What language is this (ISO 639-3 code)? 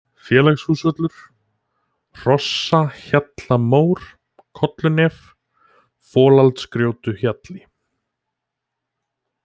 isl